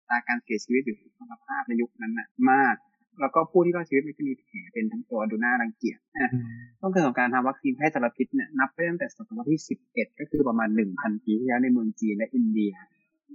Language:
Thai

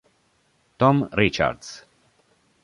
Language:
Italian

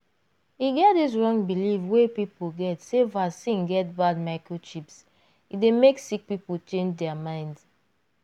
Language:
Nigerian Pidgin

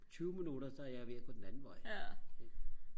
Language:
Danish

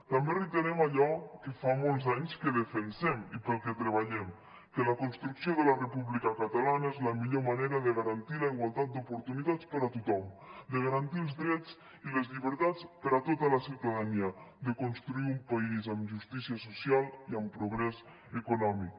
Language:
Catalan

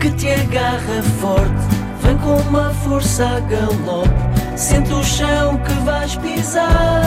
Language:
Portuguese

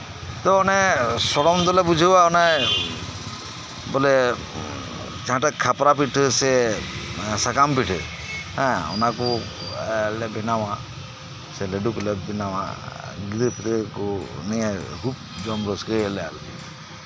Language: Santali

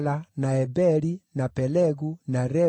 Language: Kikuyu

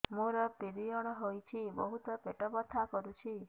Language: Odia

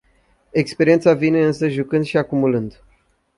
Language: Romanian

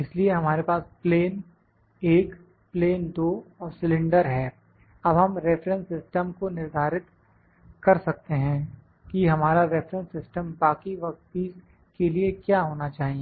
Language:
Hindi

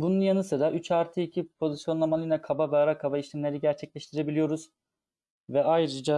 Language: Turkish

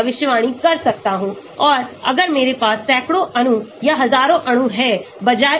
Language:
Hindi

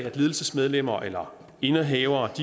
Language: Danish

